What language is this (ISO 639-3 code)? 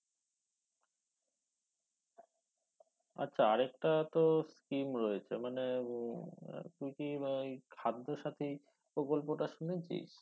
ben